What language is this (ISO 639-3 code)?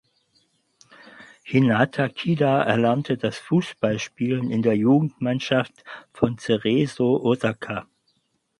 deu